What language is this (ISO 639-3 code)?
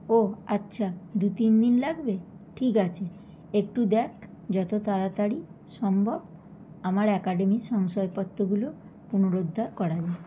ben